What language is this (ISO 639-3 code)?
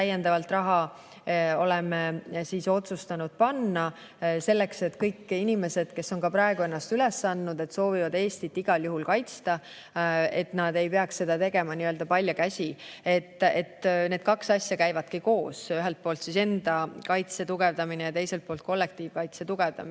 est